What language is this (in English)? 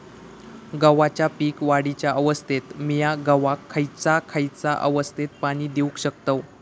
Marathi